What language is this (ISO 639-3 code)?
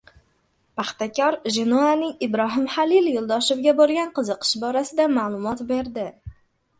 uzb